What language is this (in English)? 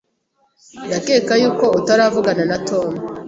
Kinyarwanda